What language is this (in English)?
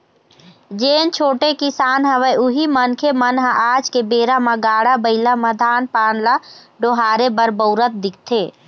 Chhattisgarhi